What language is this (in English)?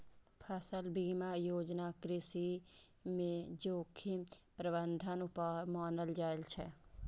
Maithili